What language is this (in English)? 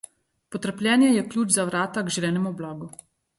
Slovenian